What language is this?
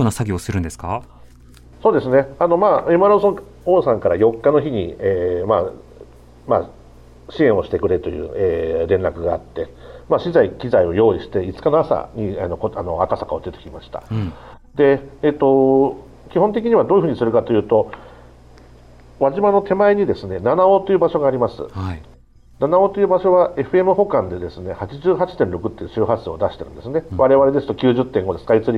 Japanese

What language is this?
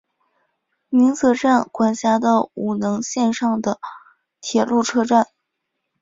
Chinese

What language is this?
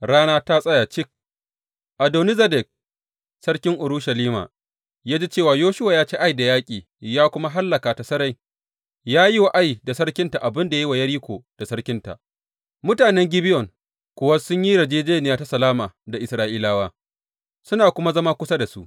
Hausa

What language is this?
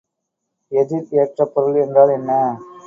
Tamil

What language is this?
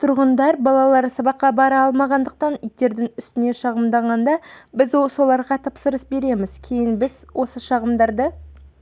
Kazakh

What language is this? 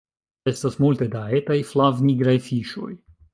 Esperanto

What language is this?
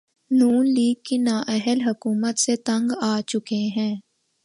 Urdu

